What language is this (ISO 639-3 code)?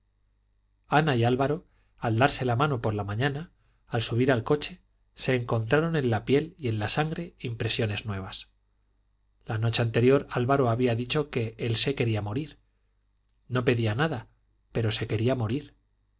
spa